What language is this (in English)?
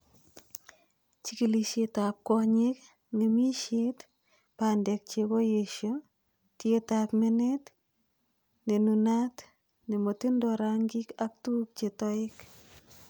Kalenjin